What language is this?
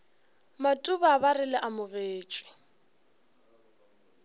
Northern Sotho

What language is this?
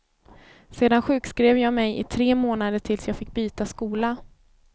Swedish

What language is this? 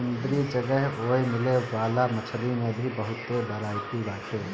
Bhojpuri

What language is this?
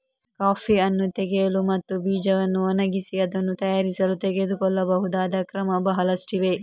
Kannada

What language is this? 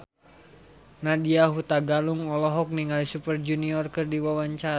Sundanese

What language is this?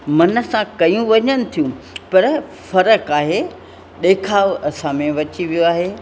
Sindhi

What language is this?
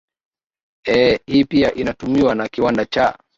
Swahili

